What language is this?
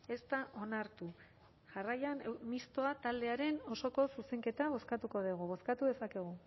Basque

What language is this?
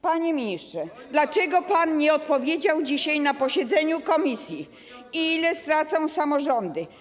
Polish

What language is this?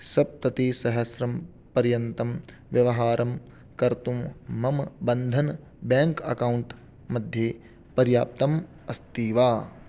Sanskrit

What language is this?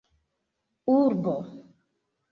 Esperanto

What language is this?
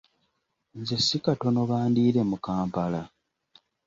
Ganda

